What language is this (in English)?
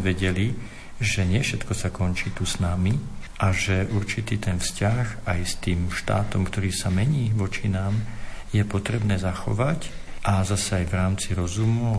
Slovak